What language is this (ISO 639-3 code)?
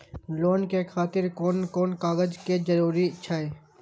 mai